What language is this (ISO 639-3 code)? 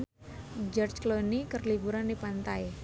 sun